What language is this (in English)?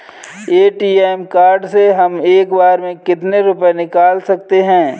Hindi